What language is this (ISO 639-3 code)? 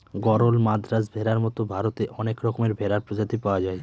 ben